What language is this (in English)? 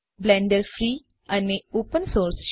Gujarati